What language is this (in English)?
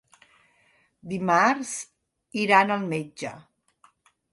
Catalan